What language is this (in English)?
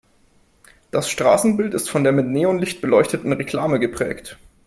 German